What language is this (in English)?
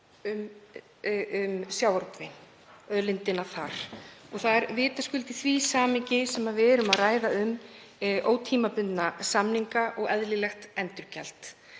Icelandic